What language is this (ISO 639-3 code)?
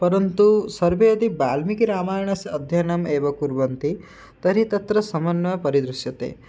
san